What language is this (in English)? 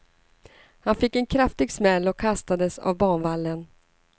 Swedish